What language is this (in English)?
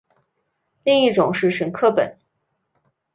Chinese